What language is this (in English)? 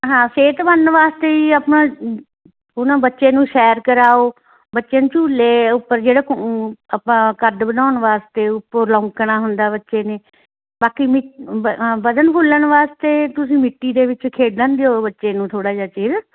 Punjabi